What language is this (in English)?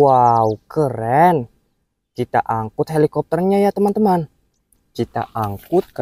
Indonesian